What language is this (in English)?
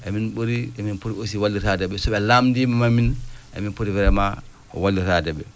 Fula